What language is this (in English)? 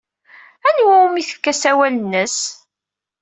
Kabyle